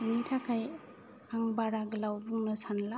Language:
Bodo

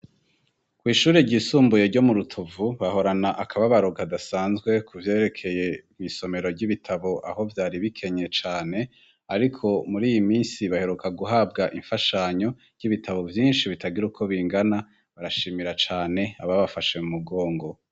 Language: Rundi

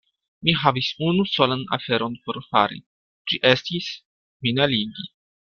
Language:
Esperanto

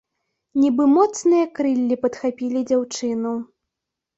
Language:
Belarusian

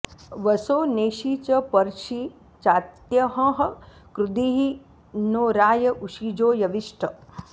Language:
Sanskrit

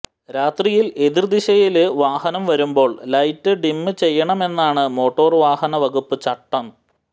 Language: Malayalam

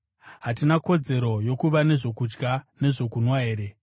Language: Shona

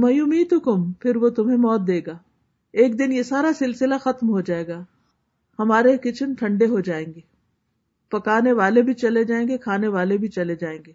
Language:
Urdu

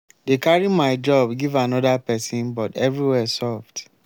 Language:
Nigerian Pidgin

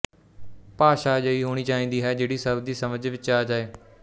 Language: Punjabi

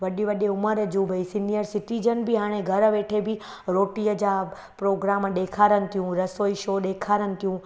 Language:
Sindhi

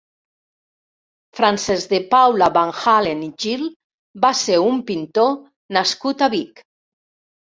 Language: Catalan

